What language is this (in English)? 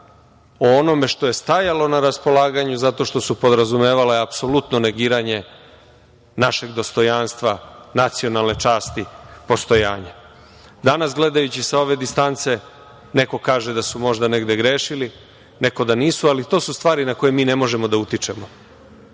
Serbian